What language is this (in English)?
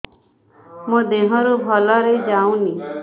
Odia